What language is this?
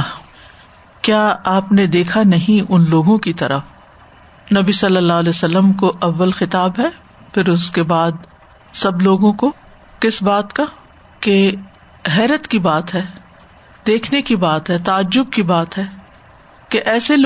Urdu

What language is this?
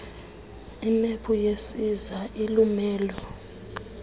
Xhosa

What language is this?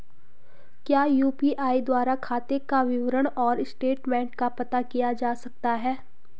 Hindi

